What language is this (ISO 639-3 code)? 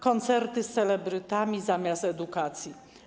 pol